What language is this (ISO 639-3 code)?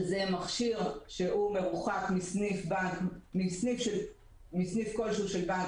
heb